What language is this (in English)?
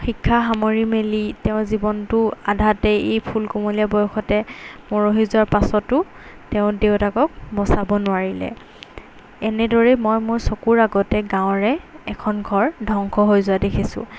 Assamese